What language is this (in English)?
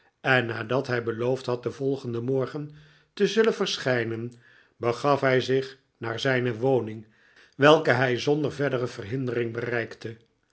Dutch